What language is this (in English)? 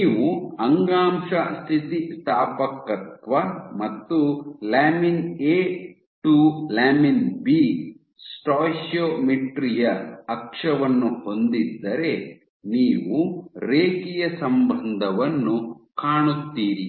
Kannada